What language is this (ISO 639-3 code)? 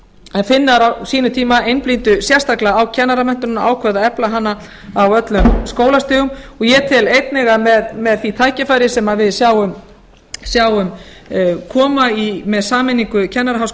isl